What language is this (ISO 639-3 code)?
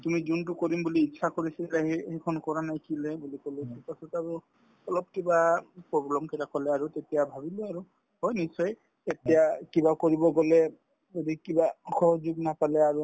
asm